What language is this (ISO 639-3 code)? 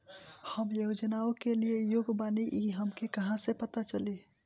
bho